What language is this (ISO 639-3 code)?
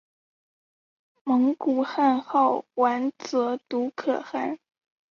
zho